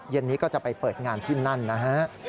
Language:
Thai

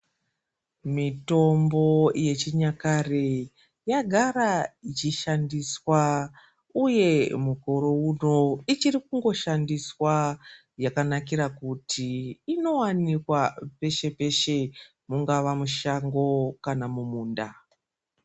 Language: Ndau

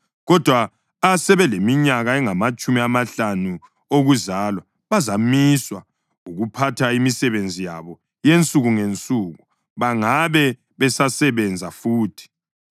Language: North Ndebele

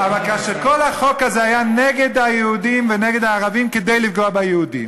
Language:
Hebrew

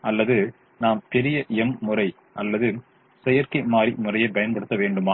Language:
Tamil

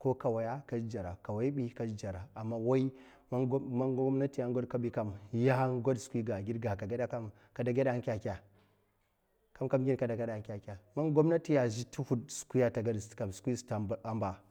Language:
Mafa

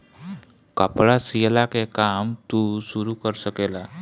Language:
Bhojpuri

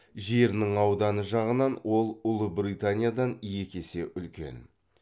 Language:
Kazakh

